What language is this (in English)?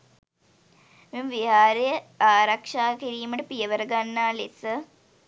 Sinhala